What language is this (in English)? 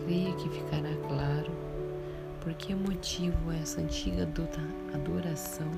Portuguese